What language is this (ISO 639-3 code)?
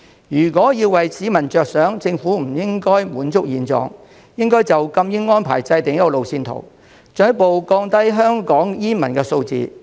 yue